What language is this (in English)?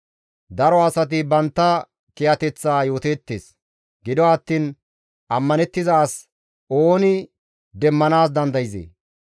Gamo